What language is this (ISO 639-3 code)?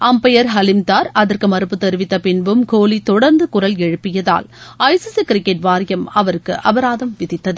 tam